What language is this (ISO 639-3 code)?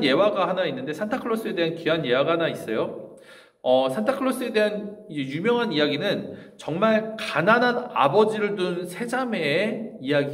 kor